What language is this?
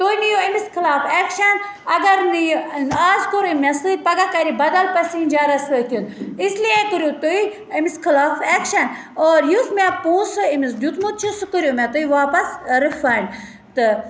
Kashmiri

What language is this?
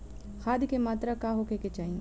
Bhojpuri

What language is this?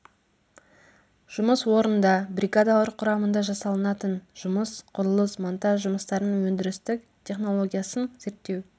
Kazakh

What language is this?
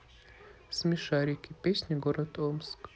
Russian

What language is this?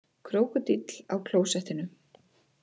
Icelandic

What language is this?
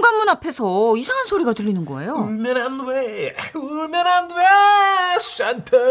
Korean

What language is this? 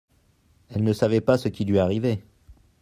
French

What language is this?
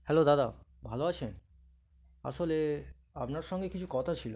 Bangla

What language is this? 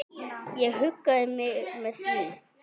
Icelandic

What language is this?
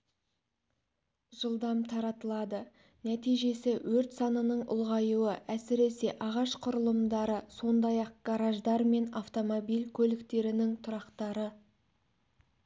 Kazakh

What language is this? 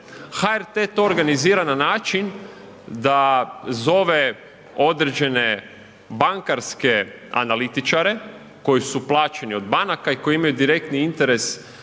Croatian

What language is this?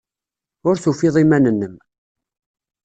Kabyle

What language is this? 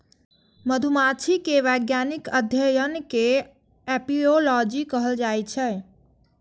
Maithili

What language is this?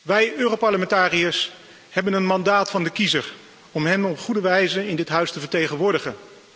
Dutch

